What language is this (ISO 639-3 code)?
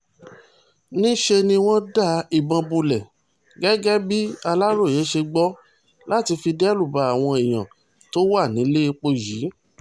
yor